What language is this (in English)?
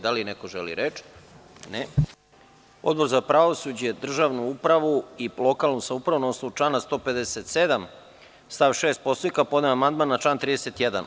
Serbian